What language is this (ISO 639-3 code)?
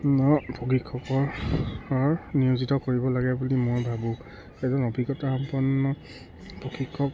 asm